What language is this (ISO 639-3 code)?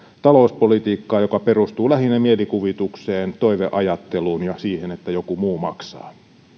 fin